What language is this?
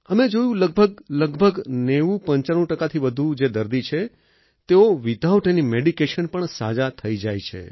Gujarati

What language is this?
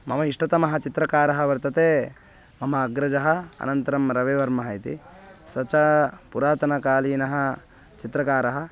Sanskrit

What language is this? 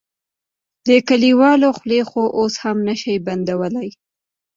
Pashto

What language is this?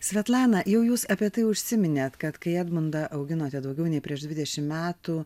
Lithuanian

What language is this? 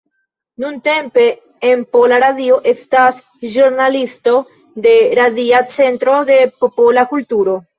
Esperanto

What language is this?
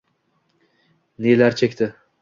Uzbek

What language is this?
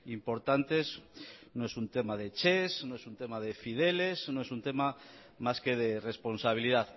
Spanish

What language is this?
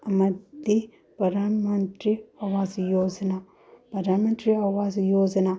Manipuri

